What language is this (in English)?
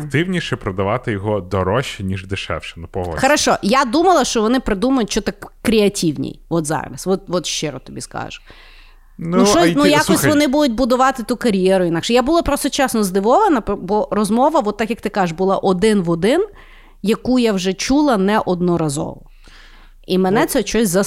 Ukrainian